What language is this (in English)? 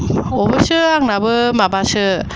Bodo